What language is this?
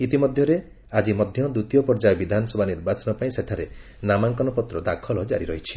Odia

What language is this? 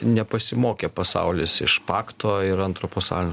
Lithuanian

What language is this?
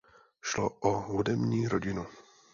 Czech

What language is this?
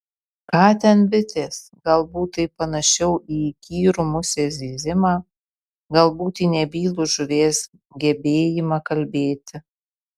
Lithuanian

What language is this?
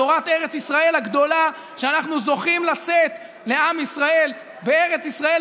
Hebrew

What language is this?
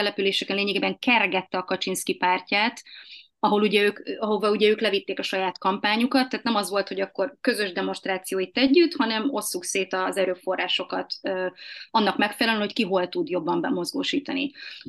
Hungarian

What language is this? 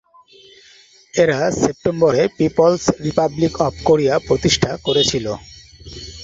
Bangla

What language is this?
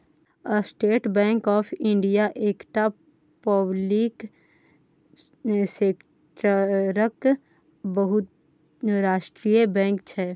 Maithili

